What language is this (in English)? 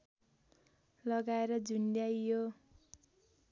Nepali